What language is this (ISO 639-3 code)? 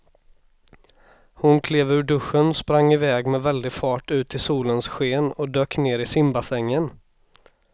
swe